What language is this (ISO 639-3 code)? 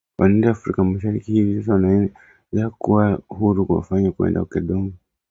swa